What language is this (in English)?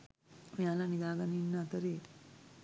Sinhala